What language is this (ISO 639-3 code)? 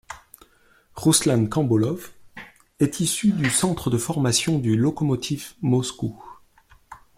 fra